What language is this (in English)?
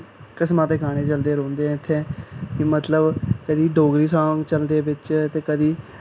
Dogri